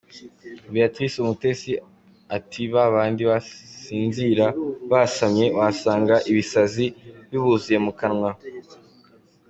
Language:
Kinyarwanda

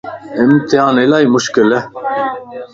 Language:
Lasi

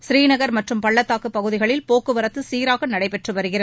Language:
Tamil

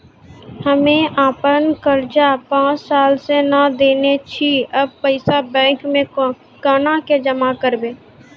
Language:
Maithili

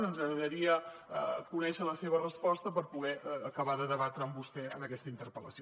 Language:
Catalan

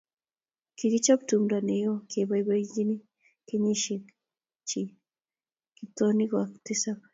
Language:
Kalenjin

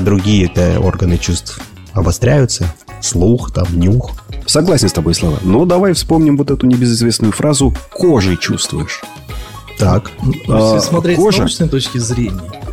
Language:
Russian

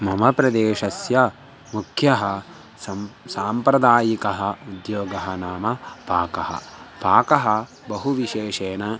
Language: Sanskrit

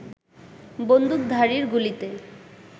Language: Bangla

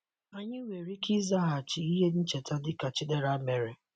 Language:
Igbo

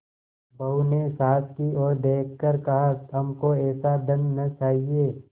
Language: Hindi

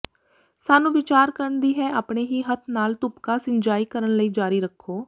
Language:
Punjabi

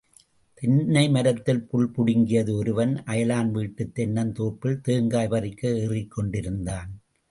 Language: Tamil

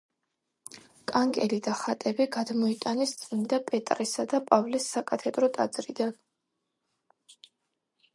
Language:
Georgian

